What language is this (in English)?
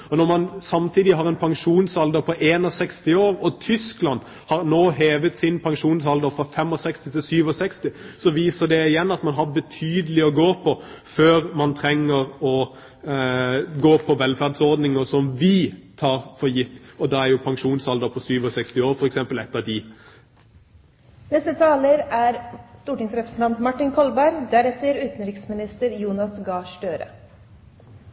Norwegian Bokmål